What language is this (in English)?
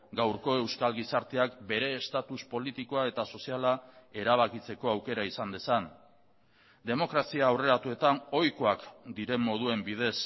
Basque